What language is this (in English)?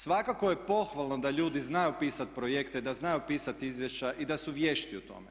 Croatian